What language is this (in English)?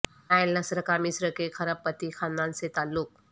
Urdu